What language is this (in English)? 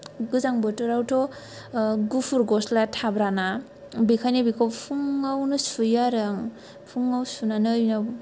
Bodo